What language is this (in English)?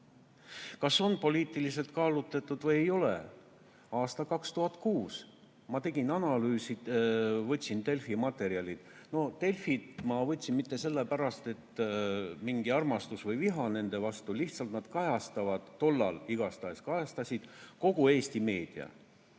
Estonian